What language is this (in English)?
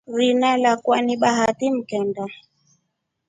Rombo